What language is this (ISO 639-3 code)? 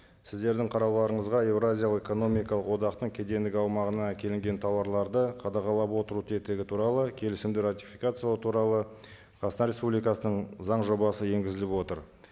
kaz